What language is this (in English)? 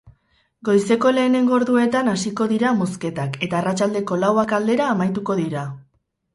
Basque